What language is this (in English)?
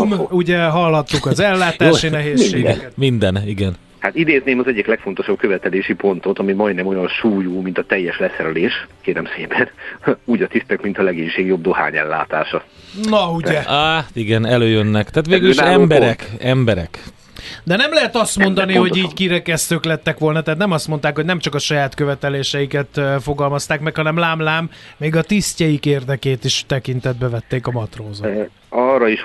Hungarian